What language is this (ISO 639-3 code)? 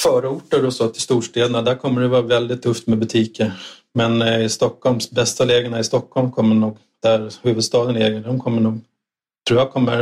swe